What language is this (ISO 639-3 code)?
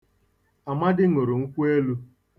ibo